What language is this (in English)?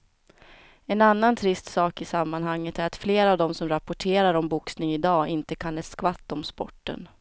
Swedish